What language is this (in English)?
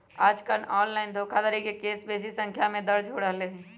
Magahi